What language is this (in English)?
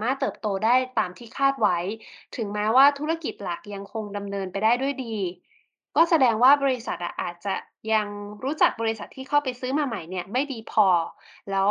Thai